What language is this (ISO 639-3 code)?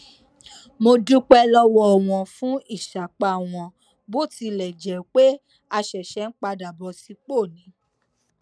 yor